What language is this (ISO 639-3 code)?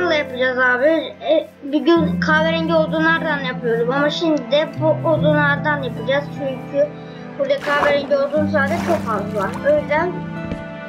tur